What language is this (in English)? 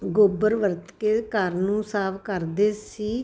Punjabi